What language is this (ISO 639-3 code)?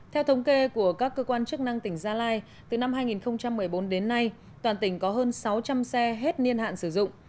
vie